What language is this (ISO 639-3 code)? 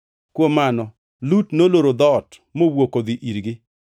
luo